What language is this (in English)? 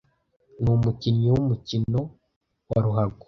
Kinyarwanda